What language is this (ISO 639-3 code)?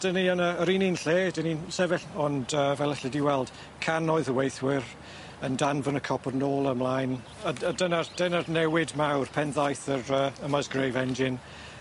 cym